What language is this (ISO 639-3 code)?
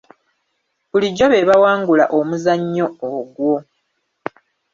lug